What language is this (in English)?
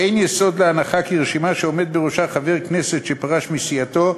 Hebrew